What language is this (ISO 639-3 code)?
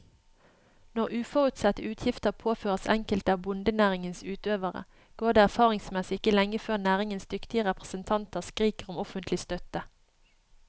nor